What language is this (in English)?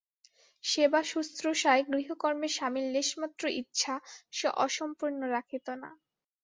Bangla